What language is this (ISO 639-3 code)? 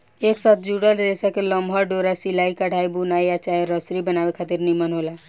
bho